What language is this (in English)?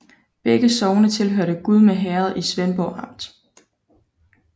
Danish